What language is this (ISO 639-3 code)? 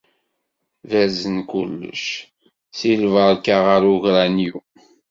kab